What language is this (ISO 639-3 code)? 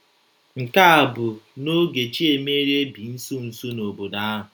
ibo